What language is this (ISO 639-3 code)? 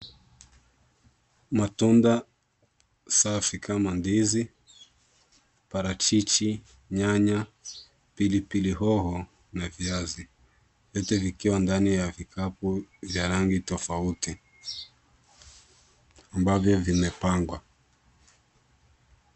swa